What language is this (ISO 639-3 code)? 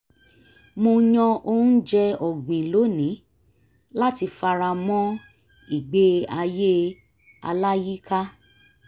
yor